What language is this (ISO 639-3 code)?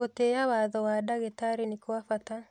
kik